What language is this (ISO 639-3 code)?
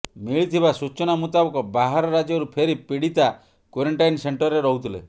ori